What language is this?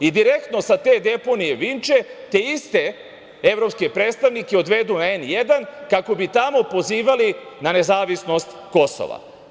Serbian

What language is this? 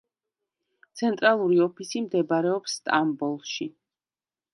Georgian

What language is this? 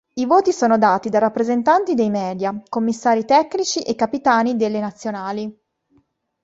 Italian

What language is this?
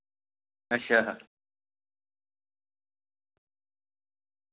Dogri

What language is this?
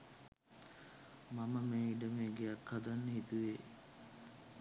Sinhala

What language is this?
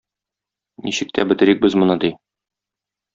Tatar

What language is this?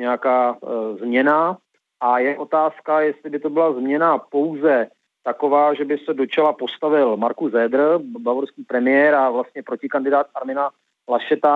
Czech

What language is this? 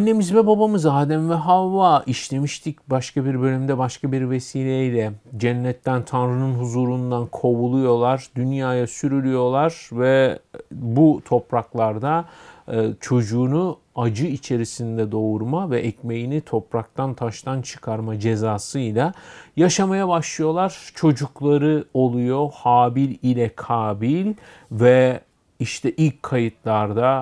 Turkish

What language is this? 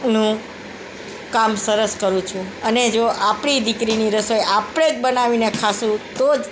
Gujarati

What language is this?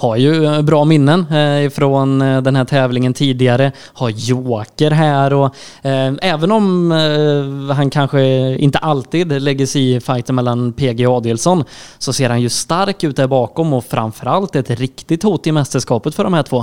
Swedish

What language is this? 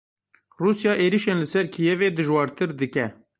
Kurdish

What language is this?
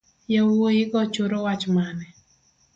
Luo (Kenya and Tanzania)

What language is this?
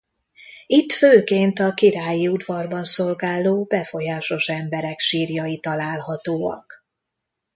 Hungarian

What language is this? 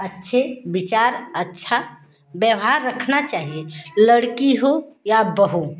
Hindi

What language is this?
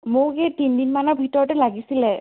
Assamese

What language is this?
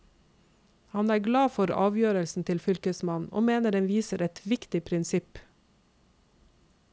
Norwegian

